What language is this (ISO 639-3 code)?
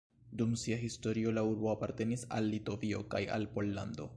epo